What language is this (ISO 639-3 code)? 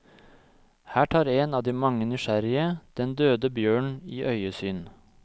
nor